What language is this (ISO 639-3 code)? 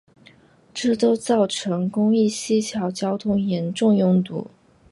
zho